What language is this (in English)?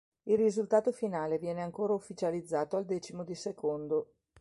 Italian